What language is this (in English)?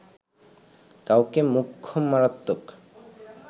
Bangla